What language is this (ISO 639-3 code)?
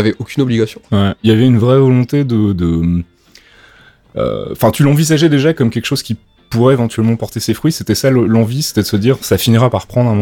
fra